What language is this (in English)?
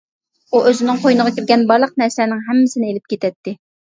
Uyghur